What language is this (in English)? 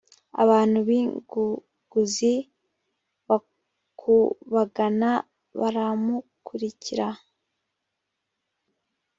Kinyarwanda